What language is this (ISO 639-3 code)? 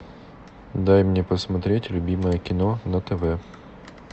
rus